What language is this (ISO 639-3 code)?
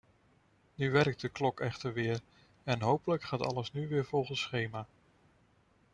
nld